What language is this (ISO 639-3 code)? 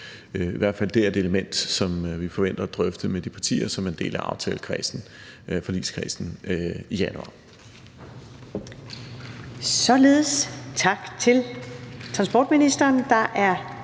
dan